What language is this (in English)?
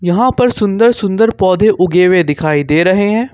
Hindi